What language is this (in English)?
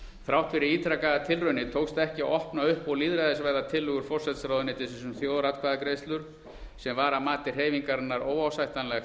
Icelandic